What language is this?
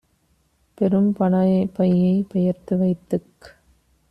Tamil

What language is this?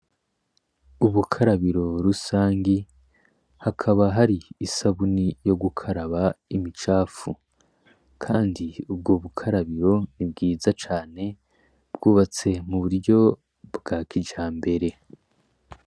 Rundi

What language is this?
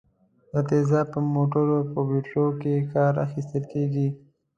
Pashto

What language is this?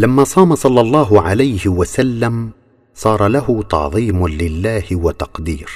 Arabic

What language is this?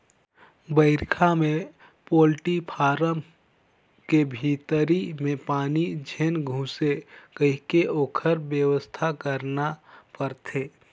Chhattisgarhi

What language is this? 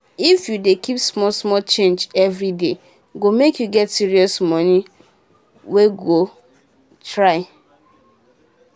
Nigerian Pidgin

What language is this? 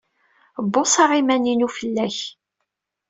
Kabyle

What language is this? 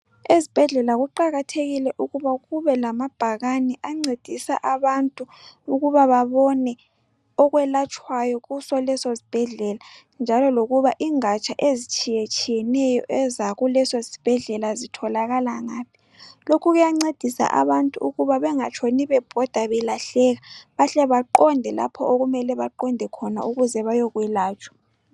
North Ndebele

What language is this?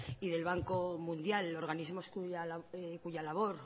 Spanish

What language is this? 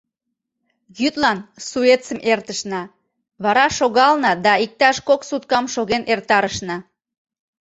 Mari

